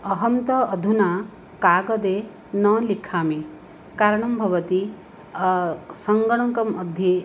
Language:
Sanskrit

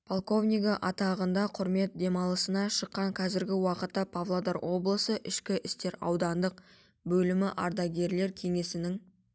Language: Kazakh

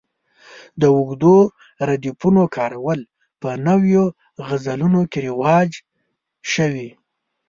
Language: Pashto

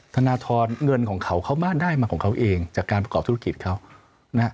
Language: Thai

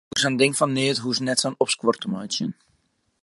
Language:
Western Frisian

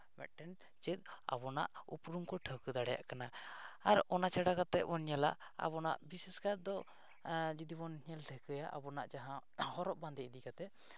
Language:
Santali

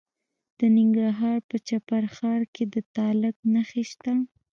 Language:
Pashto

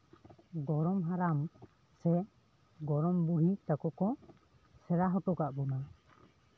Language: Santali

